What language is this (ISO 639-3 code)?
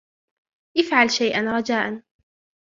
ara